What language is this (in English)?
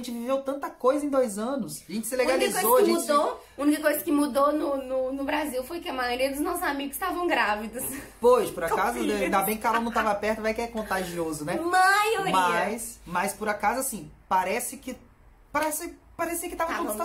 Portuguese